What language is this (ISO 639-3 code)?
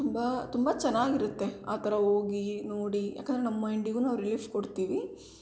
kan